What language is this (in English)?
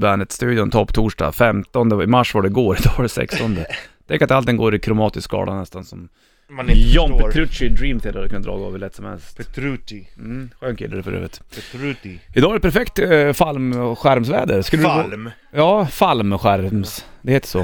Swedish